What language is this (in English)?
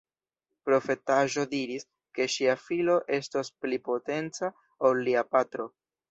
Esperanto